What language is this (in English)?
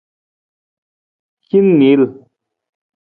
Nawdm